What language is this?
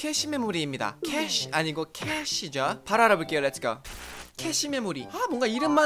Korean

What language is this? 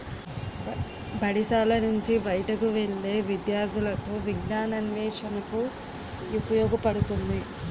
Telugu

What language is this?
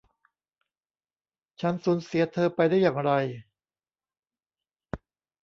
Thai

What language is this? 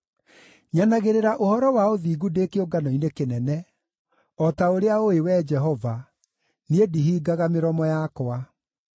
Kikuyu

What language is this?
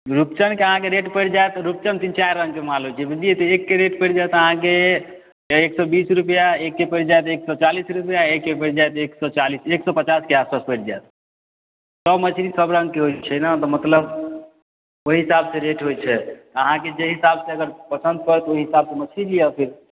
Maithili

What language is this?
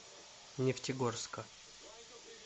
Russian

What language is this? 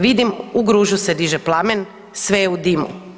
Croatian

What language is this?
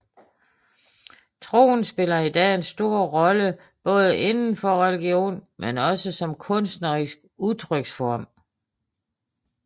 Danish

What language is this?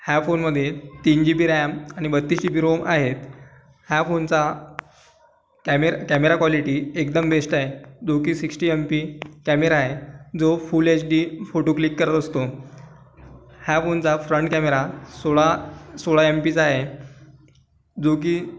Marathi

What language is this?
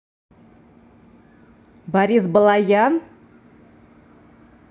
Russian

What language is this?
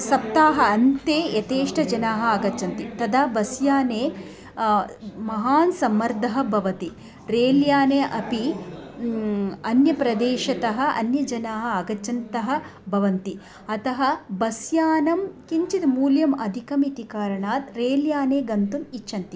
Sanskrit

